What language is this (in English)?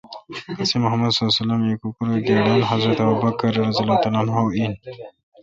Kalkoti